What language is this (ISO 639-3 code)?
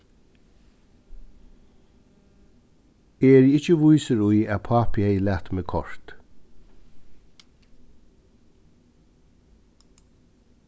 fao